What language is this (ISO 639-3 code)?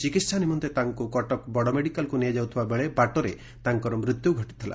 ori